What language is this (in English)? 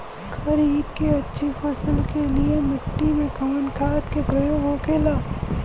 Bhojpuri